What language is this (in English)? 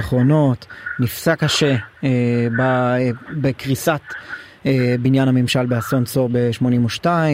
Hebrew